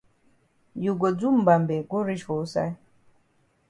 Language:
Cameroon Pidgin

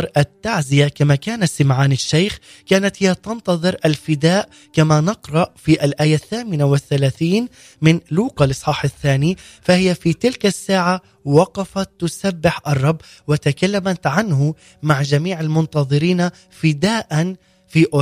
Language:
Arabic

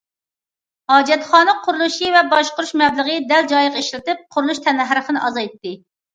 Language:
Uyghur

